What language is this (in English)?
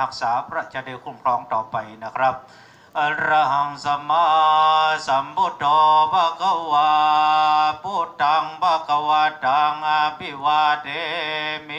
Thai